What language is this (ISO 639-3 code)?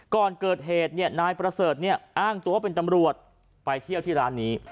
tha